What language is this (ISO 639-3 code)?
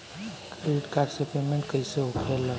bho